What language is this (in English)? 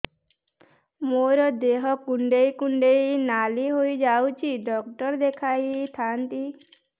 Odia